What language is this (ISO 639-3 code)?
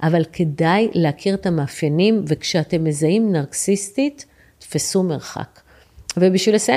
heb